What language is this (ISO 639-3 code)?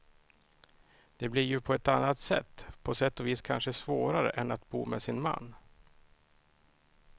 swe